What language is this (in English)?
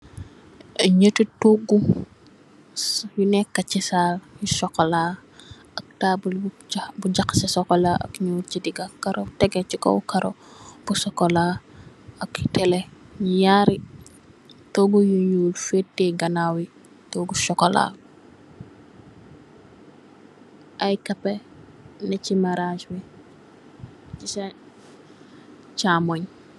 Wolof